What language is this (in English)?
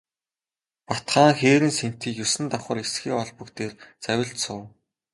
Mongolian